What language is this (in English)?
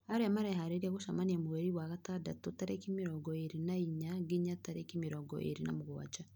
Kikuyu